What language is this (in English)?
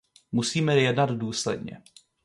Czech